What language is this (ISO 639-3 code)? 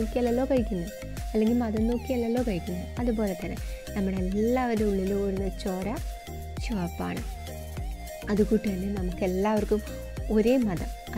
tur